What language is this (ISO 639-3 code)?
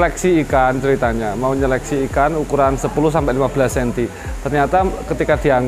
ind